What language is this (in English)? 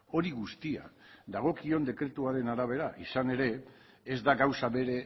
Basque